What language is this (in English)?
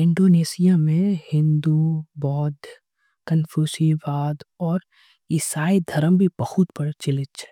Angika